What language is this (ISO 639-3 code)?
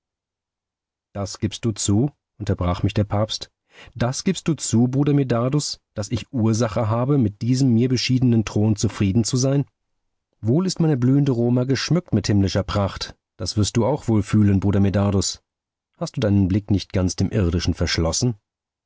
deu